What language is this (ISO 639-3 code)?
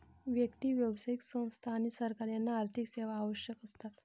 mar